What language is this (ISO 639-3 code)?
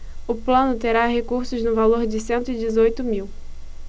por